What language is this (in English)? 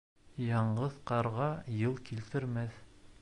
Bashkir